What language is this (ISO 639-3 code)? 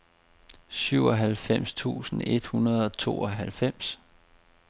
dan